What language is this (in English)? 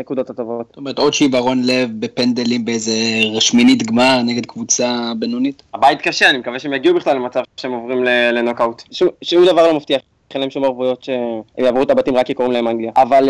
Hebrew